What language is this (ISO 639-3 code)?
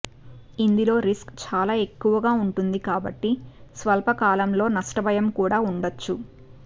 tel